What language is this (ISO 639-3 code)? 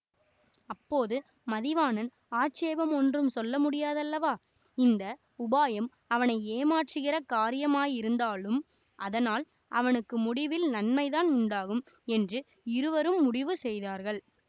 tam